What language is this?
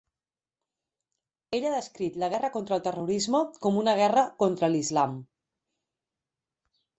Catalan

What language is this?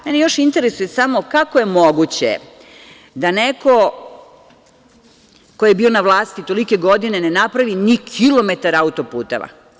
Serbian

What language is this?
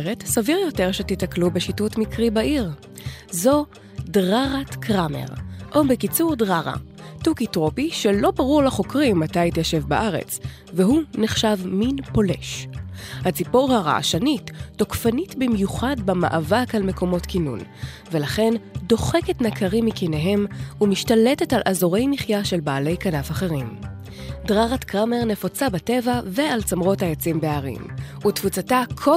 Hebrew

